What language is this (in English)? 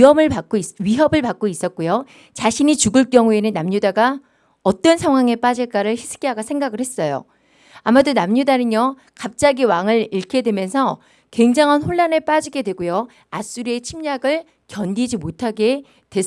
Korean